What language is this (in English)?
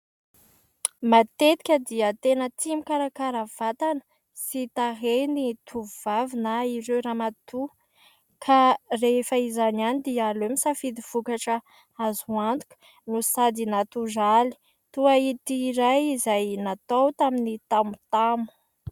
Malagasy